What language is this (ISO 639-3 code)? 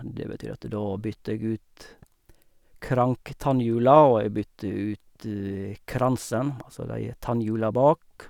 nor